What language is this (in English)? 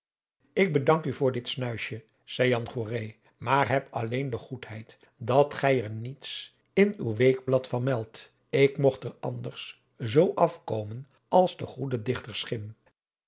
Dutch